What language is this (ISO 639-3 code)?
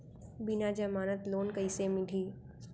hne